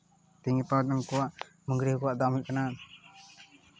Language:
Santali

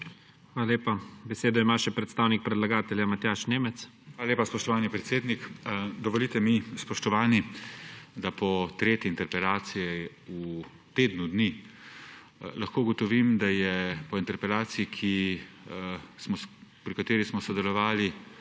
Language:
Slovenian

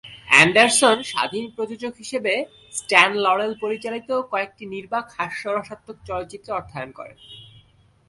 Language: Bangla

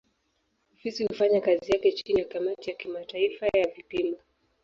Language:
Swahili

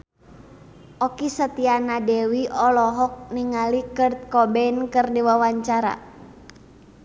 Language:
Sundanese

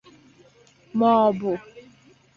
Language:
Igbo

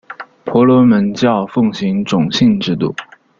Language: Chinese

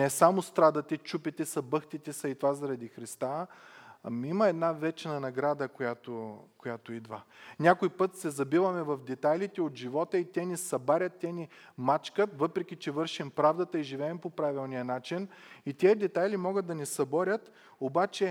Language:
Bulgarian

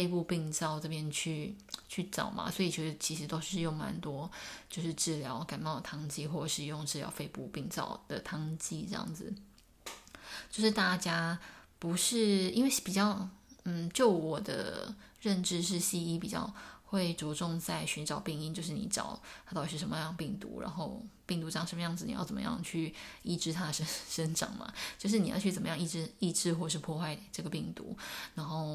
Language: Chinese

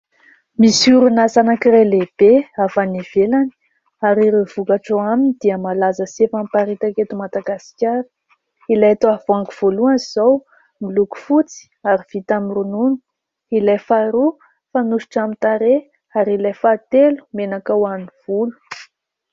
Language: Malagasy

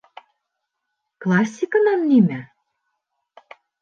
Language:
Bashkir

